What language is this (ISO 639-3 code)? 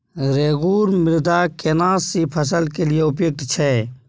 mai